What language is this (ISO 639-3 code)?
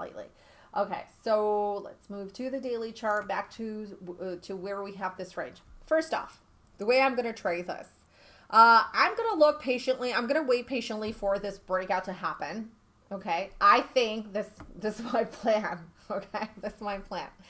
eng